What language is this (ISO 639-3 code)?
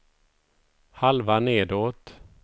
swe